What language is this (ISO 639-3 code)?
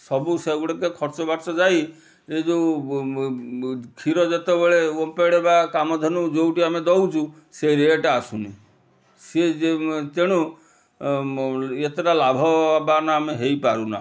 ori